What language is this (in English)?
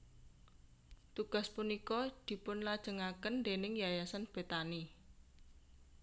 Javanese